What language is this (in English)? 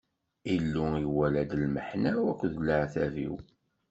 Kabyle